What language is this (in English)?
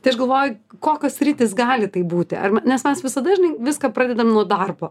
Lithuanian